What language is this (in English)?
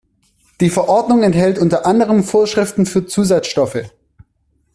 German